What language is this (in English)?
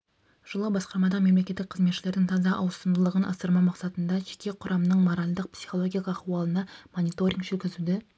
Kazakh